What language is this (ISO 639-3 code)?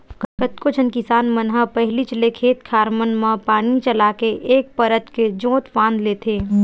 hne